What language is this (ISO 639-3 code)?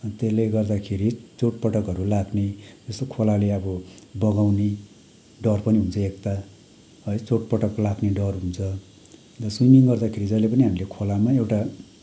nep